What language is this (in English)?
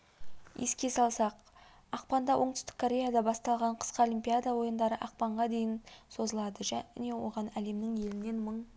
Kazakh